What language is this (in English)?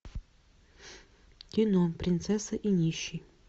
Russian